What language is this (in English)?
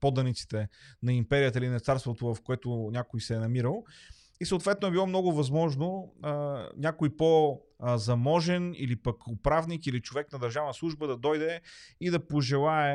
Bulgarian